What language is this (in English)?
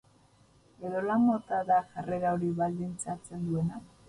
Basque